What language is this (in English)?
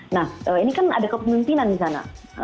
Indonesian